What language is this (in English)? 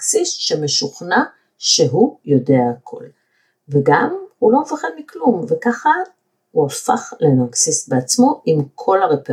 Hebrew